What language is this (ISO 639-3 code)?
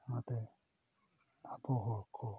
sat